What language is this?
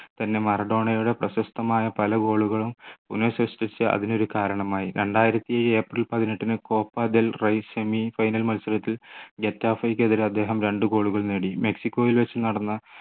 Malayalam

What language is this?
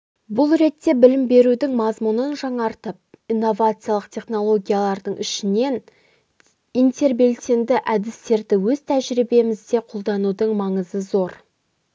Kazakh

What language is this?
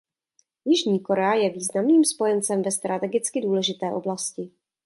Czech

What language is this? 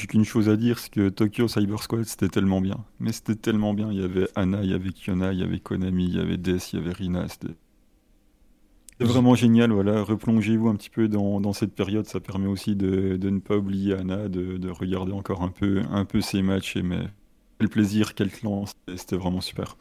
French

